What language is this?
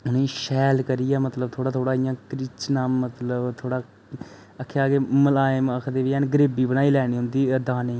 Dogri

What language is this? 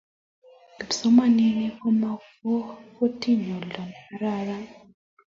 Kalenjin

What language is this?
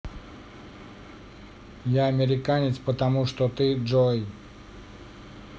Russian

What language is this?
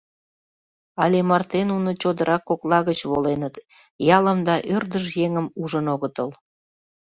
Mari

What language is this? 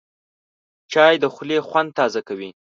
Pashto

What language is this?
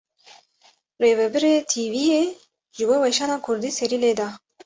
Kurdish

